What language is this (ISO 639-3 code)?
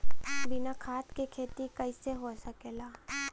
bho